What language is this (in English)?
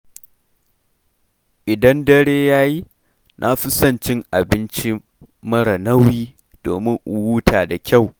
Hausa